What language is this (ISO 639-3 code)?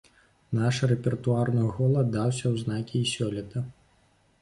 bel